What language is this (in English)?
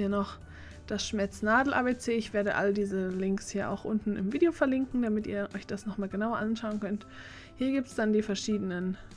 German